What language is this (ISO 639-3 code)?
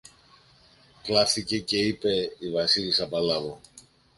ell